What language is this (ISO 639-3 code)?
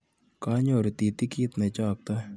kln